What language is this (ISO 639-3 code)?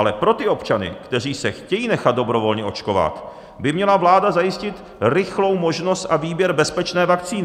ces